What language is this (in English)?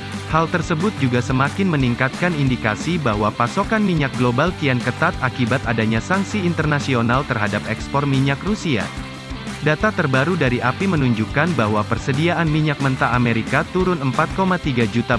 Indonesian